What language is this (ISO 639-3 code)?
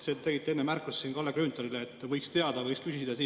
est